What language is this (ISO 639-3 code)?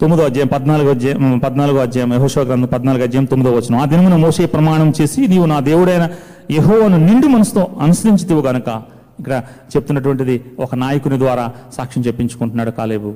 tel